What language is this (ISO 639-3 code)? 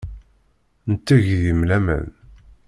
kab